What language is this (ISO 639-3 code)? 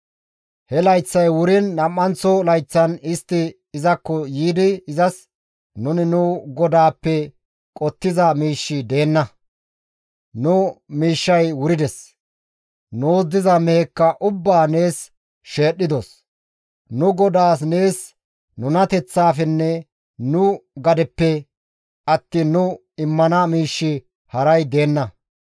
gmv